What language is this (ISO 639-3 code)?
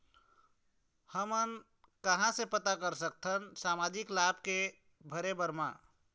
hne